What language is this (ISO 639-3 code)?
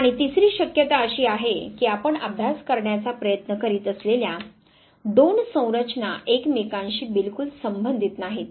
mar